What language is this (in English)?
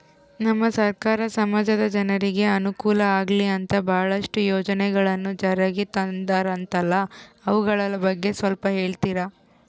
Kannada